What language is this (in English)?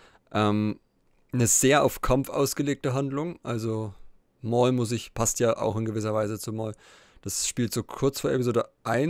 German